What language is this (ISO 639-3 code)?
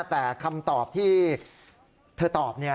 tha